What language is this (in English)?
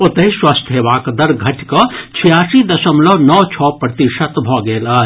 Maithili